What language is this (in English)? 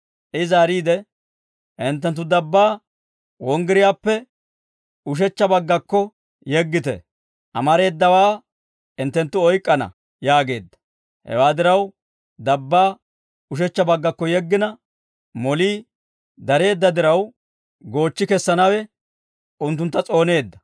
Dawro